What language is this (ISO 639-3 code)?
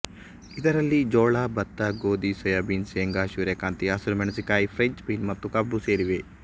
kan